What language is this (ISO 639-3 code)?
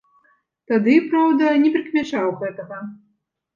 bel